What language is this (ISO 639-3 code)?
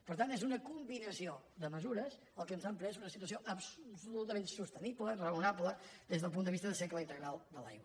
cat